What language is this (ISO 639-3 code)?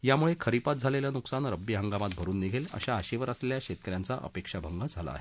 mar